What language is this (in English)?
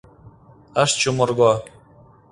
Mari